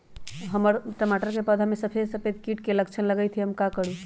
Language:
Magahi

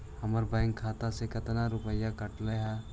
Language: Magahi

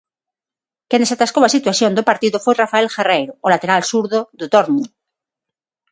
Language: Galician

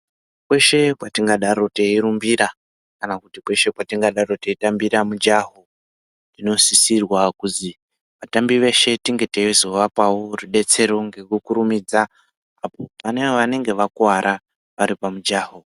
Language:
Ndau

